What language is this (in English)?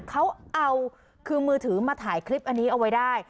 Thai